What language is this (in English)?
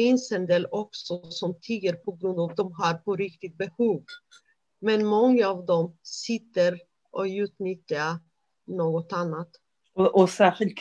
Swedish